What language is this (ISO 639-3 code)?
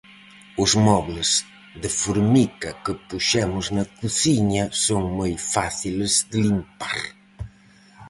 glg